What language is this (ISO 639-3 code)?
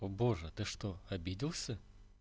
rus